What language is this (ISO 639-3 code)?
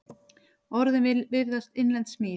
isl